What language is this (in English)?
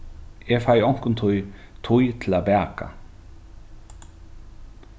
Faroese